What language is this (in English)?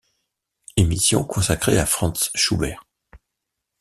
French